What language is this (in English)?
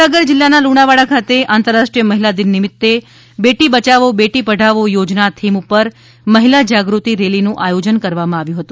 Gujarati